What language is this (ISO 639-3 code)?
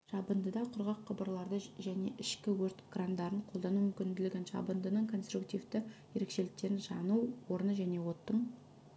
kaz